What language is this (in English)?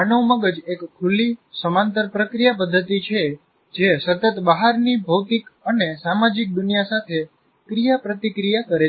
Gujarati